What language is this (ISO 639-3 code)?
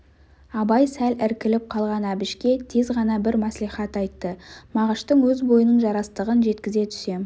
kaz